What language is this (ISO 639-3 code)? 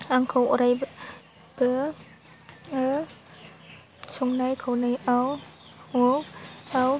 brx